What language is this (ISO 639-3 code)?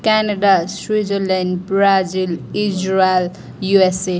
nep